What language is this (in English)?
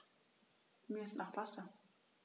German